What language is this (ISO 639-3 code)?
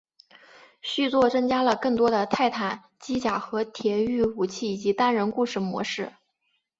zho